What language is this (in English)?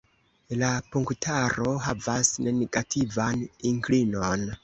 Esperanto